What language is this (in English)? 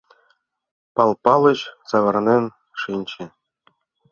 Mari